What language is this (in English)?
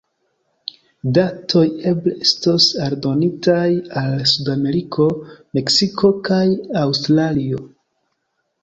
Esperanto